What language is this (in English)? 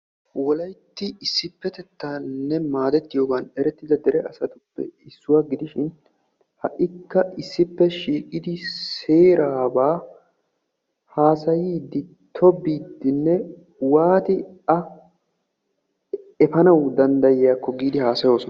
Wolaytta